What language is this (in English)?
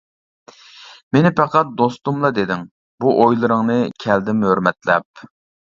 Uyghur